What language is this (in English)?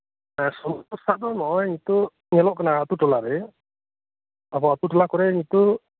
Santali